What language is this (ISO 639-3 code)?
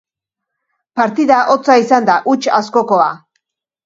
eus